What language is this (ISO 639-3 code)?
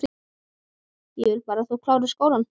isl